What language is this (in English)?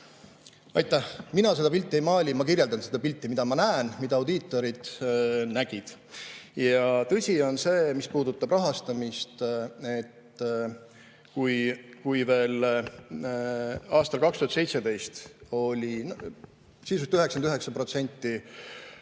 Estonian